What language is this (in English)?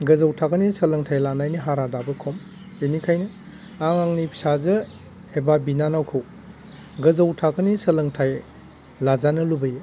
Bodo